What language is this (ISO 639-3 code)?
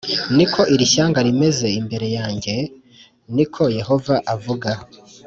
kin